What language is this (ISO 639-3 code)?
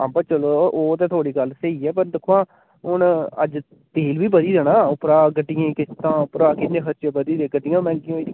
doi